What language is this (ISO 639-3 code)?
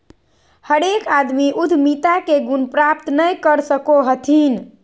mag